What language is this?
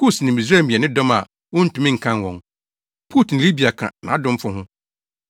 Akan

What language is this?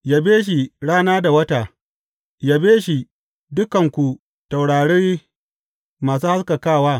Hausa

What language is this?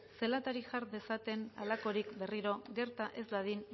Basque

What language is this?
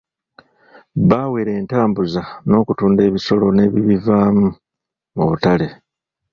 Ganda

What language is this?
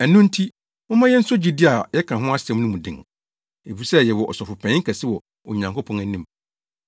Akan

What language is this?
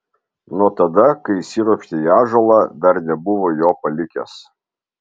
Lithuanian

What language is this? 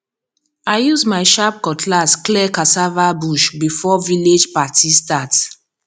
Nigerian Pidgin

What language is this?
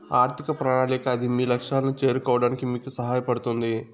Telugu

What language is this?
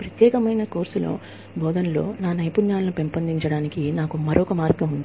Telugu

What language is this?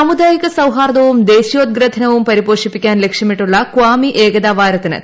Malayalam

